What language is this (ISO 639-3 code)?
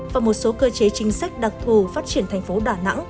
vie